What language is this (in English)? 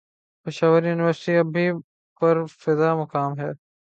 Urdu